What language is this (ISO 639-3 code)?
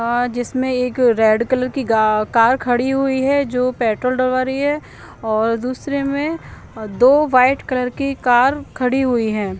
hin